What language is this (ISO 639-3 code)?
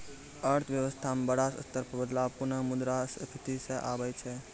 mai